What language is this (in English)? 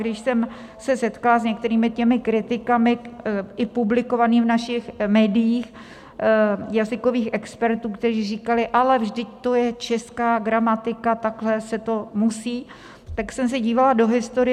Czech